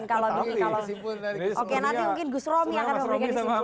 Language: Indonesian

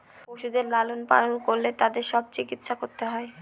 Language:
Bangla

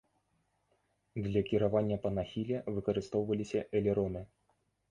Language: Belarusian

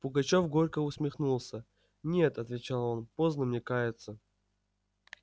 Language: Russian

